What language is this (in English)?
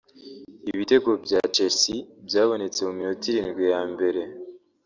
Kinyarwanda